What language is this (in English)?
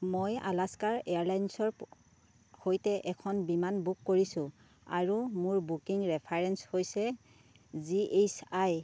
Assamese